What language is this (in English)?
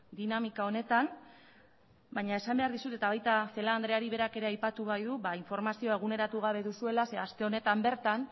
Basque